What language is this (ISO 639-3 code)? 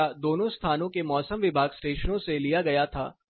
hin